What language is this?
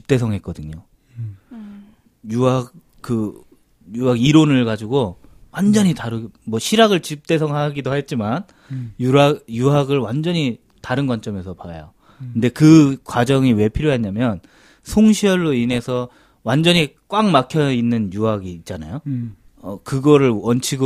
Korean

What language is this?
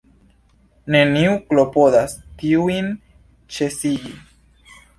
Esperanto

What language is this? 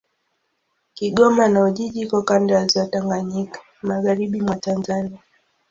Swahili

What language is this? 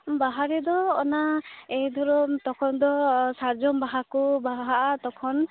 Santali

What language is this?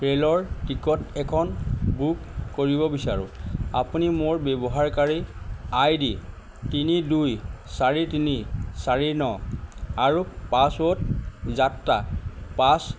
Assamese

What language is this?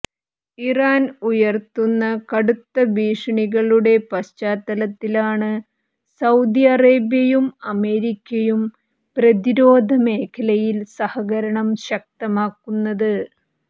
Malayalam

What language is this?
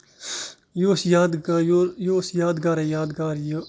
Kashmiri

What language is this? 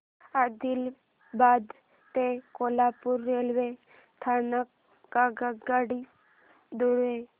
Marathi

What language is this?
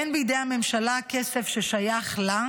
Hebrew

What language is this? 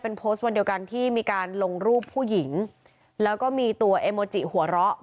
Thai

